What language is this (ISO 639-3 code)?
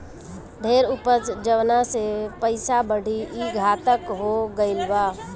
bho